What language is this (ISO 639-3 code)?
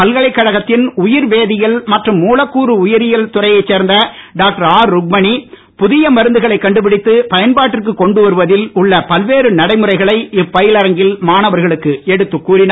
tam